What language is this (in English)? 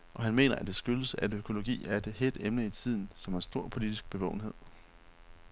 Danish